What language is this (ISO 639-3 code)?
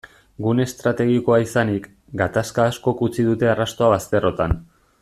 eus